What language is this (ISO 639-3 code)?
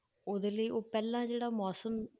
pan